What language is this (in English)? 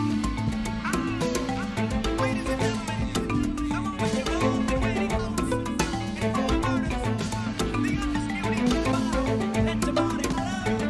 French